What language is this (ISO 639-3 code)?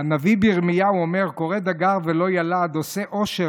heb